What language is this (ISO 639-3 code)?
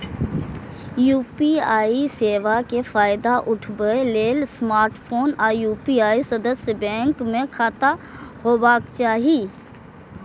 mai